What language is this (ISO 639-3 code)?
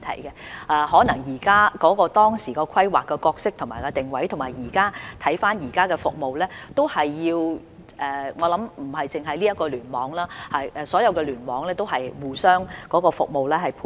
yue